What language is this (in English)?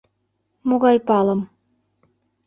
Mari